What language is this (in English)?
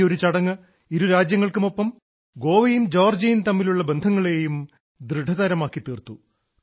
Malayalam